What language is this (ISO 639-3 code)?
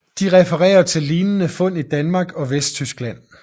dan